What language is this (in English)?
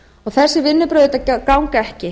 Icelandic